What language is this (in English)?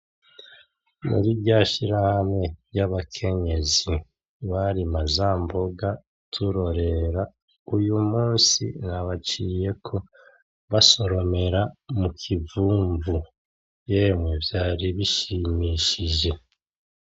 Rundi